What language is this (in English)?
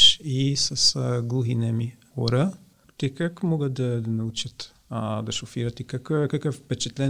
Bulgarian